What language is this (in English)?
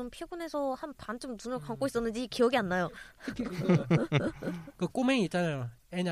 Korean